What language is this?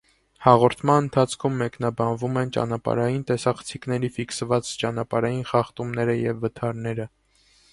Armenian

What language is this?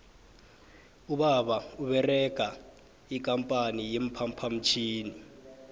South Ndebele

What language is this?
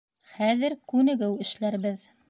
Bashkir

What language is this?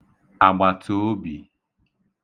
Igbo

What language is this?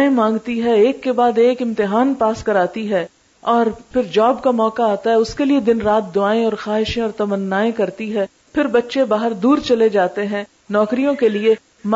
Urdu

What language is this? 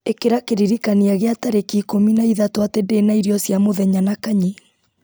Kikuyu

